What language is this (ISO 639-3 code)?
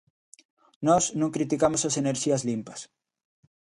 glg